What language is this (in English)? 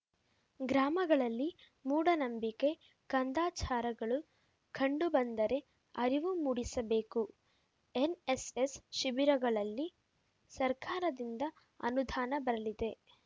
Kannada